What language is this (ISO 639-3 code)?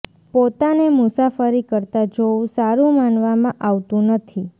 guj